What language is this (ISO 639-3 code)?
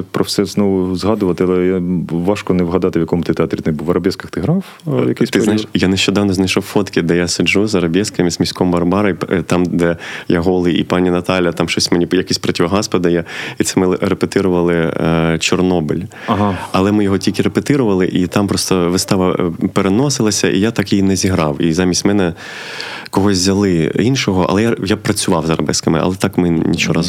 ukr